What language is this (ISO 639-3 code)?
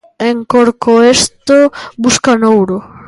glg